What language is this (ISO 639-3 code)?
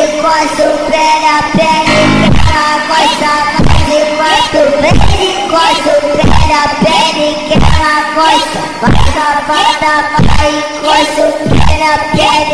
vie